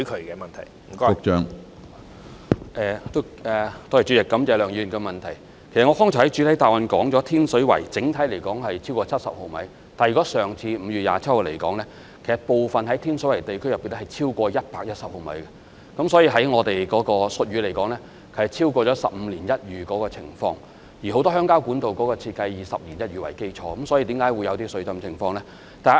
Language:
Cantonese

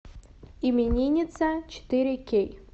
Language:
Russian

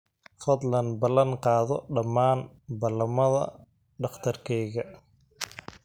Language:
Somali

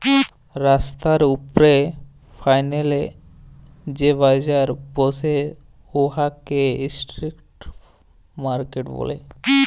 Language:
Bangla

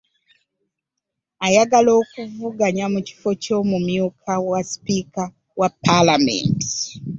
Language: Ganda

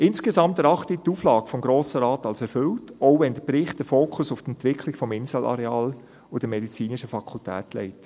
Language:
Swiss German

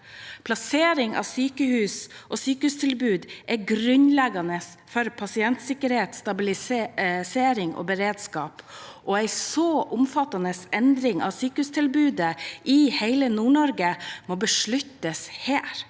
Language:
Norwegian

